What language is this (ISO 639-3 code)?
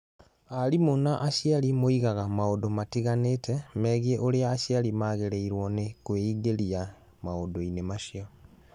kik